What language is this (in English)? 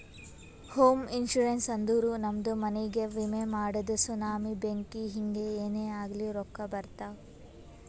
Kannada